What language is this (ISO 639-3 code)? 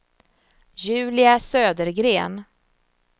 swe